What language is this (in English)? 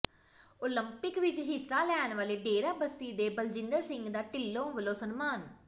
Punjabi